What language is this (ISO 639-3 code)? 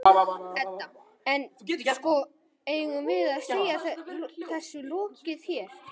isl